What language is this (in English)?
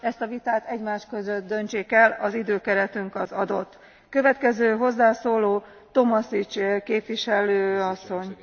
Hungarian